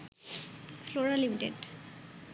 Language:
Bangla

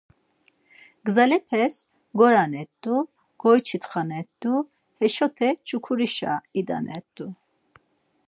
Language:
Laz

